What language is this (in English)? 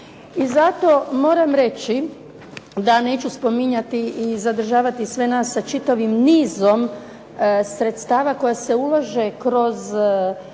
Croatian